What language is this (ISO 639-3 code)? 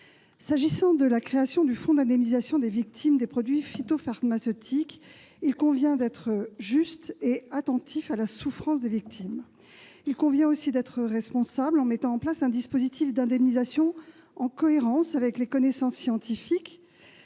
fra